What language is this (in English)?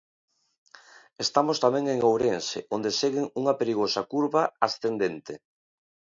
Galician